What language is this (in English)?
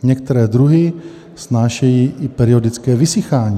Czech